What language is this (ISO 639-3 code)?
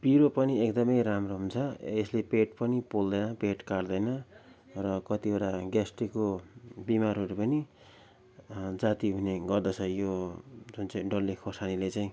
nep